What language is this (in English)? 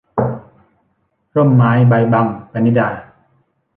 Thai